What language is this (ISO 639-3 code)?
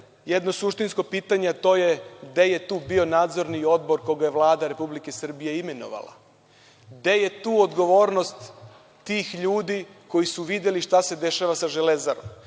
srp